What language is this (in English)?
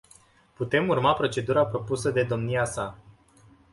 Romanian